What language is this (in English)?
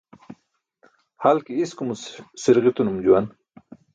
Burushaski